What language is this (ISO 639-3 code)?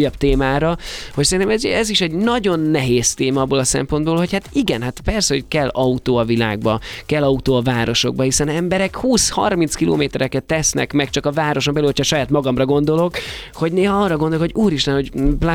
hun